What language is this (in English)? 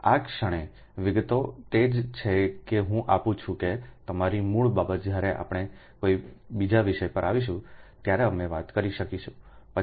Gujarati